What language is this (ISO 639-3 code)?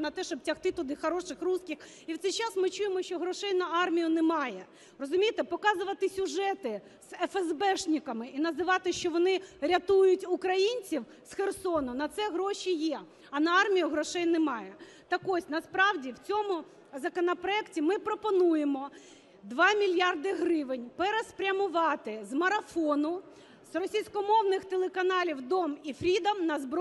ukr